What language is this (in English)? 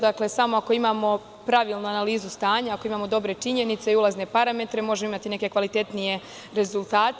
Serbian